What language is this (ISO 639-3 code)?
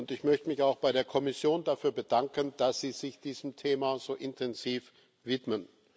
deu